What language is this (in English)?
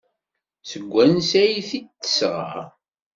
Kabyle